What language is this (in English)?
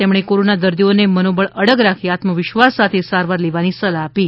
Gujarati